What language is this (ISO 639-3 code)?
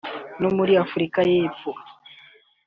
kin